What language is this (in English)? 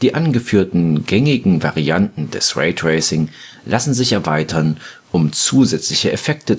German